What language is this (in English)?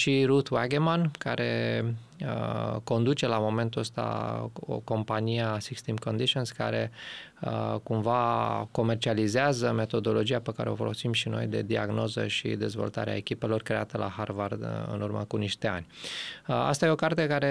Romanian